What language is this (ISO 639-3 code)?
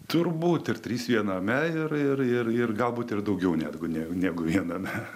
lit